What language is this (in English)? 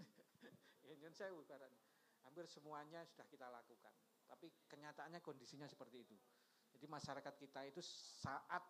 Indonesian